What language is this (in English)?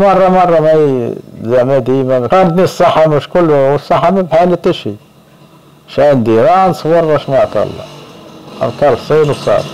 Arabic